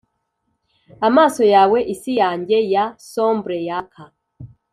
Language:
Kinyarwanda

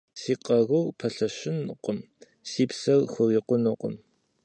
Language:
Kabardian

